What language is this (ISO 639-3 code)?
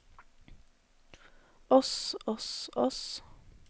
nor